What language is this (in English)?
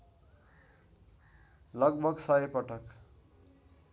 Nepali